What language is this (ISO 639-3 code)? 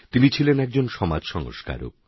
ben